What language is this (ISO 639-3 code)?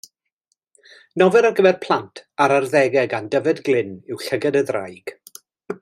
cym